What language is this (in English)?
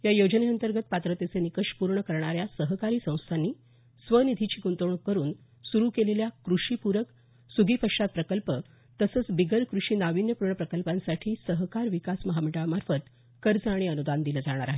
Marathi